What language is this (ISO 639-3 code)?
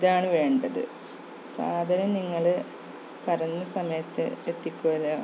mal